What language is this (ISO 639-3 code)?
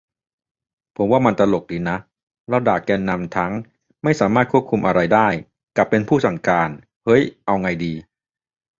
tha